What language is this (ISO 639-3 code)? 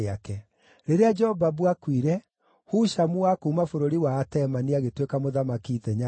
kik